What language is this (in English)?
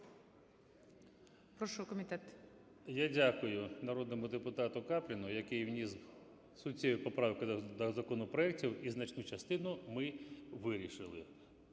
Ukrainian